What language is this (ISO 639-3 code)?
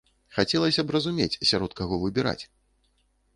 bel